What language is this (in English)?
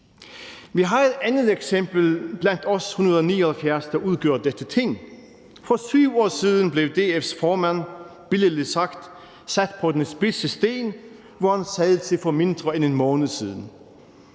Danish